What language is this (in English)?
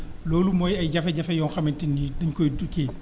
Wolof